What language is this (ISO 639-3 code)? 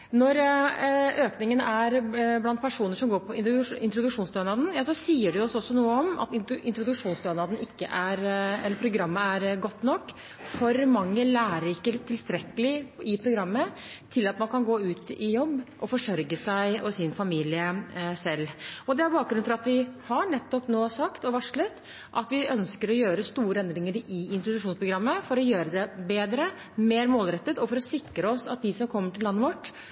nob